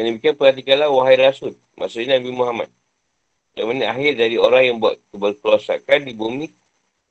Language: Malay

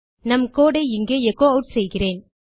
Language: Tamil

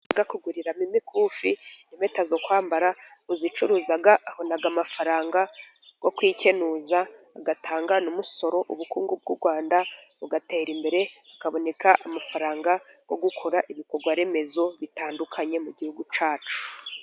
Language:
Kinyarwanda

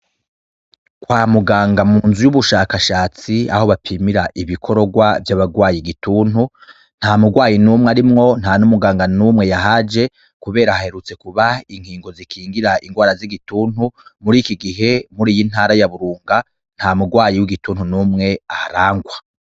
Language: Rundi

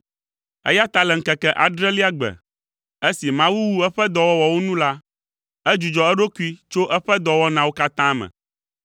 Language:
Ewe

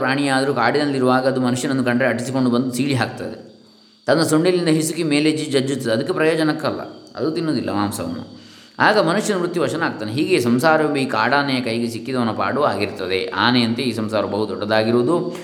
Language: Kannada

